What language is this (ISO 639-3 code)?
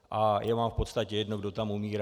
ces